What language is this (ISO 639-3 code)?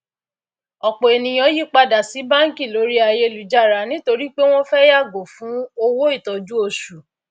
yor